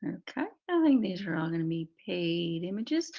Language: English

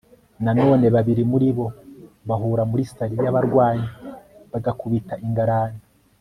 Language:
Kinyarwanda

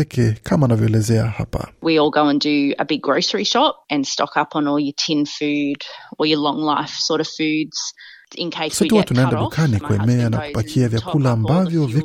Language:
Swahili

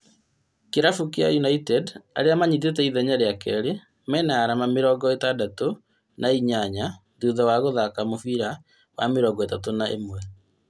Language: Kikuyu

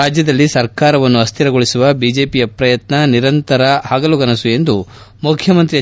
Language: Kannada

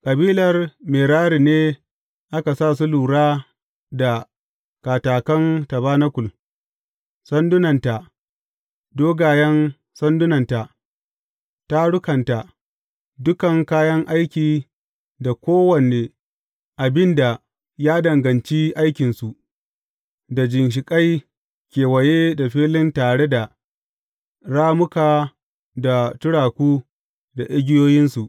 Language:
Hausa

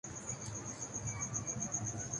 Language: Urdu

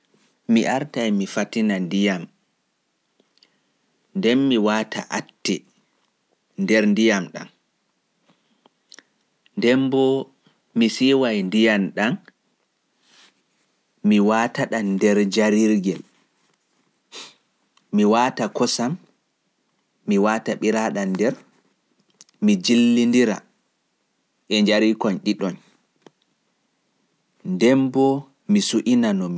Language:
Fula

